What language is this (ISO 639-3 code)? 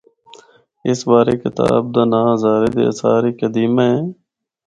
hno